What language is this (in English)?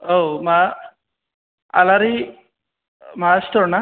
Bodo